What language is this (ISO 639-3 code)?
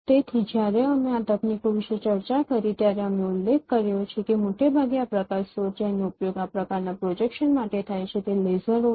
guj